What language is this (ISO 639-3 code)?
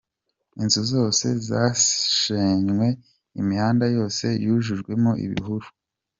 kin